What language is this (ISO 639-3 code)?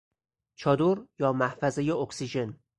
fas